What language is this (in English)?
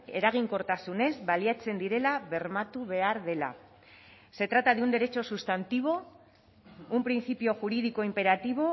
Spanish